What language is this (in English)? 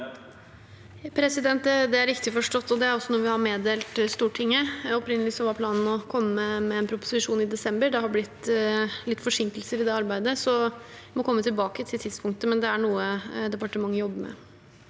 Norwegian